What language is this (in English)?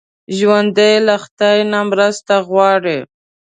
Pashto